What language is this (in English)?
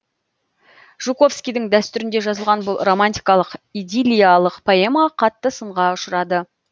Kazakh